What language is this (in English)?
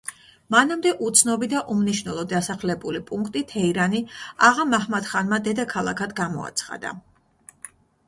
Georgian